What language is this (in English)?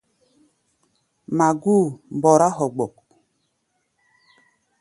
Gbaya